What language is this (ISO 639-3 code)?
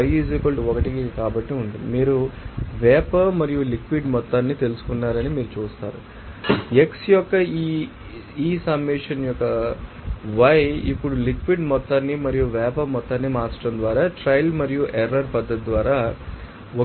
tel